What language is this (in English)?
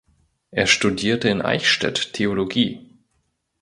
German